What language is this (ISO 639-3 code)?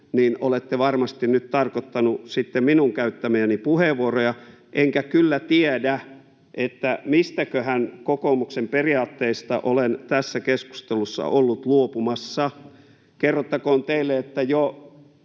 fin